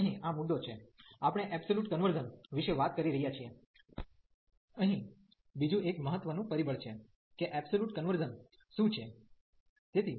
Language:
Gujarati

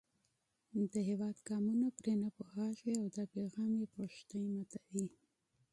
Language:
Pashto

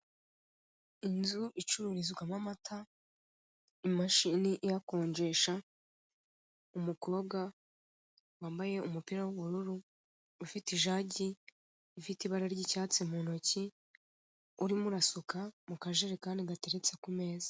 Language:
Kinyarwanda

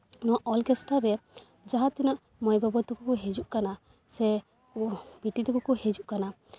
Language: Santali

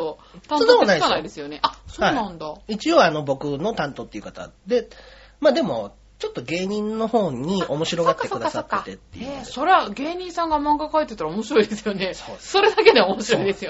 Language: Japanese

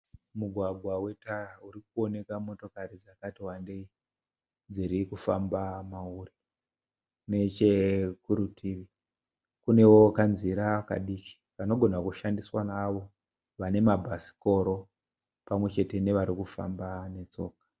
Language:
Shona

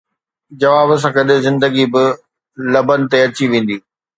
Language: Sindhi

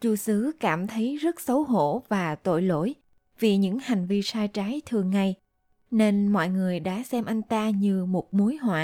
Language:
Vietnamese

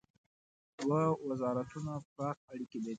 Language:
Pashto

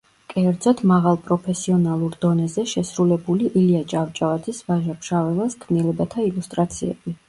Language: Georgian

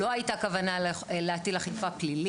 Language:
Hebrew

